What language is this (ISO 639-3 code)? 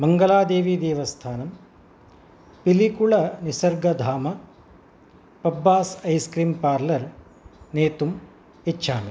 san